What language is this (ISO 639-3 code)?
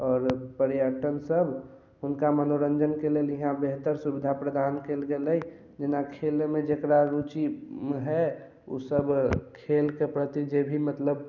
mai